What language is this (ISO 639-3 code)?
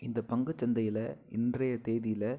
tam